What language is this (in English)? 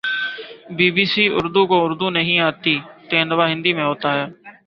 Urdu